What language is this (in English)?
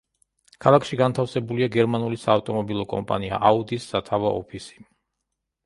Georgian